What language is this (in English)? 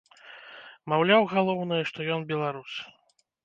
Belarusian